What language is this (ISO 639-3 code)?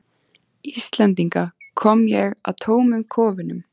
isl